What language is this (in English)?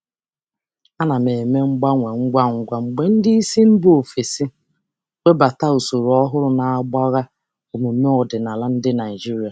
Igbo